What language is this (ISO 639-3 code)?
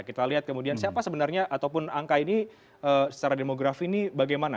ind